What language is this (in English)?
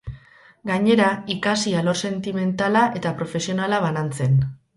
Basque